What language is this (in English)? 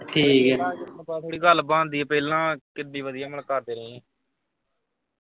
Punjabi